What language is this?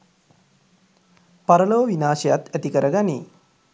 Sinhala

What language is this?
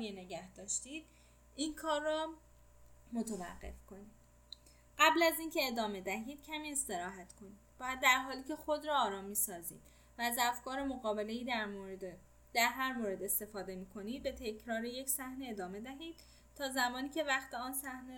Persian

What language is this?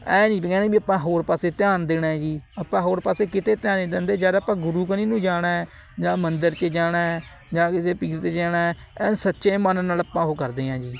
Punjabi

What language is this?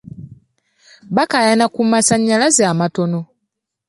Ganda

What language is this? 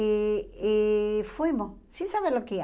Portuguese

